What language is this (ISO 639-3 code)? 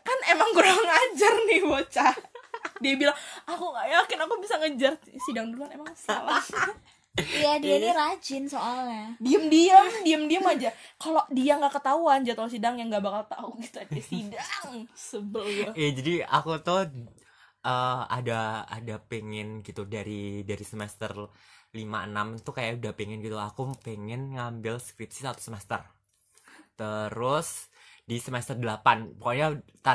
ind